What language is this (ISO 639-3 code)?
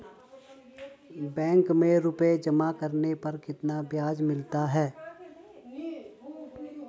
hin